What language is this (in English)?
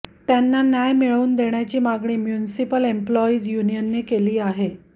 Marathi